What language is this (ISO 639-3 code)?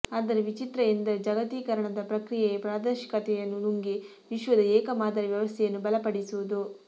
kan